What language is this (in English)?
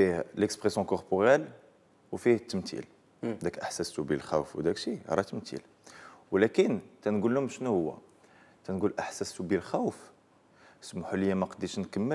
Arabic